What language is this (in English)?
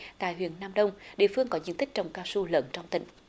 Vietnamese